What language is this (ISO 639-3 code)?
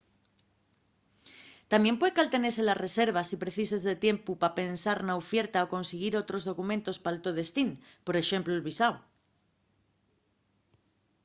ast